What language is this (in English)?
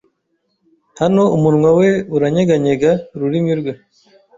Kinyarwanda